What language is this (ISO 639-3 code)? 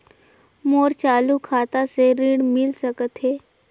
hne